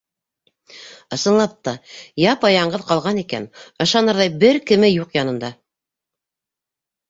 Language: Bashkir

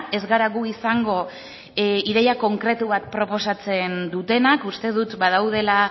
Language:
Basque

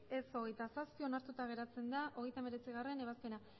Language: Basque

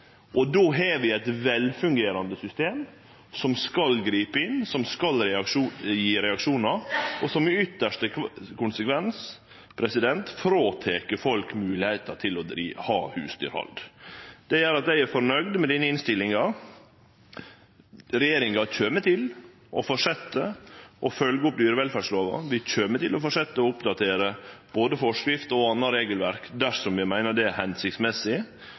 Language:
Norwegian Nynorsk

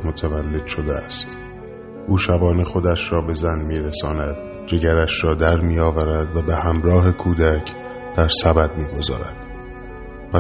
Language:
Persian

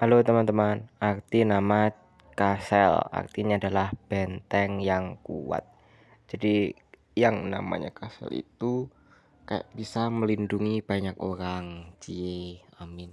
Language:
Indonesian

